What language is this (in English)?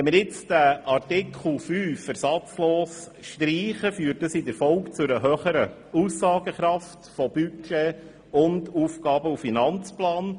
Swiss German